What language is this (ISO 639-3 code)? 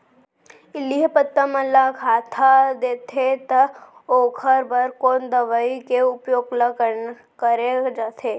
hne